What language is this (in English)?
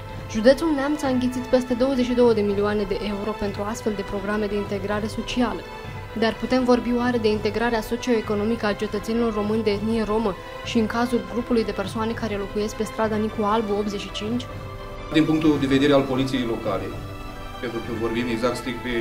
Romanian